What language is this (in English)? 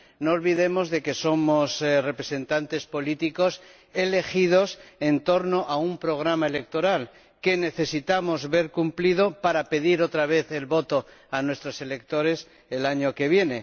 Spanish